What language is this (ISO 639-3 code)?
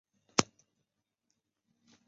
zho